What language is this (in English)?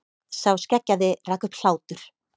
Icelandic